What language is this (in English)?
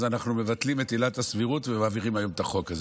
Hebrew